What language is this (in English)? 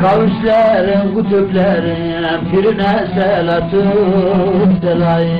Turkish